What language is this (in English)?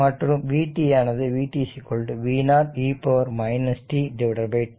Tamil